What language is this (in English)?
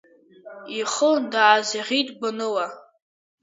Abkhazian